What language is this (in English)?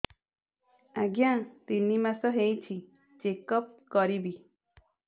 Odia